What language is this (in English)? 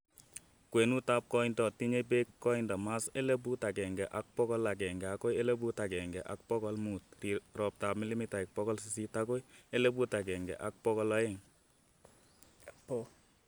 Kalenjin